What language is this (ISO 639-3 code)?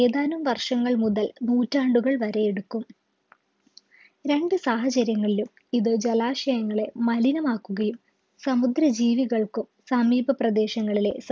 mal